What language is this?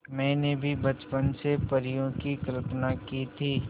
Hindi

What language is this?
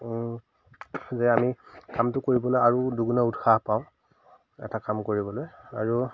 Assamese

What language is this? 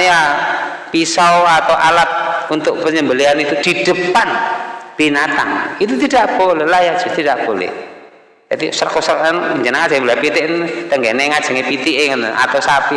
Indonesian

